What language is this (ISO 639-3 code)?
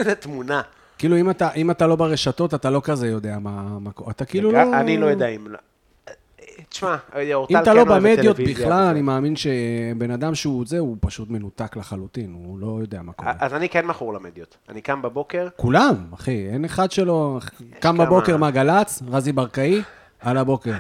heb